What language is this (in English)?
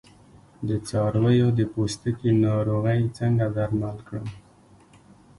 Pashto